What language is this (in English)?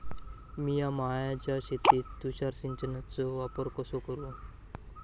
Marathi